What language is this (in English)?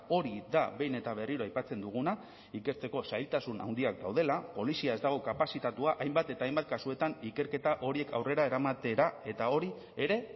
Basque